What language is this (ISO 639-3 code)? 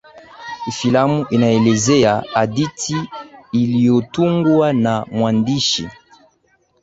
swa